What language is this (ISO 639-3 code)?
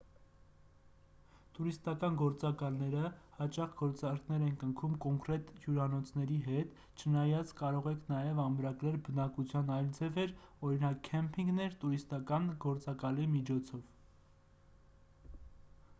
hye